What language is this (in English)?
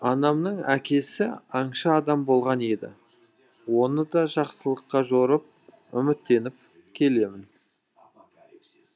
Kazakh